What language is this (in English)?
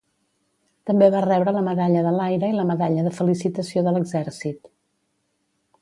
Catalan